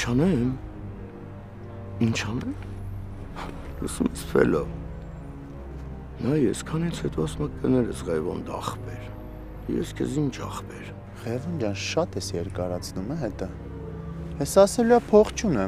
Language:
Romanian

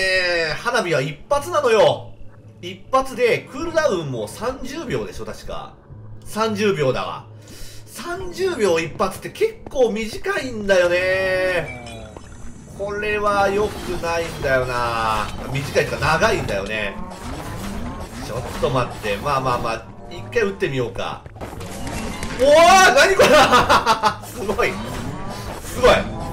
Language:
Japanese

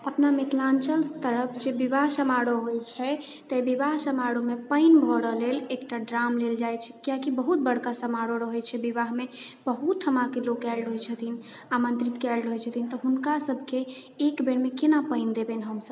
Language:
Maithili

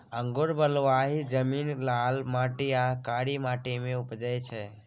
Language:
Maithili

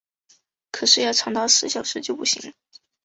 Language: Chinese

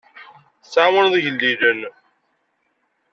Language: Kabyle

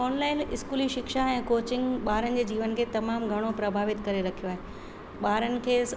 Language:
Sindhi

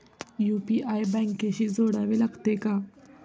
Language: Marathi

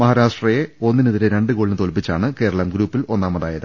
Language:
Malayalam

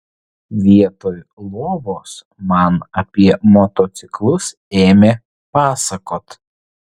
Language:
Lithuanian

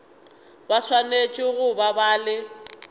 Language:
Northern Sotho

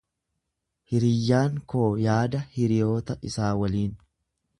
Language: Oromo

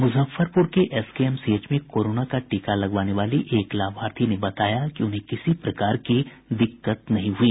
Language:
Hindi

